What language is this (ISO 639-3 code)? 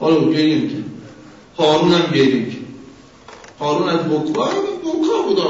fas